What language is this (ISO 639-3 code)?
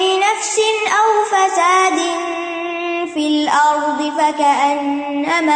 urd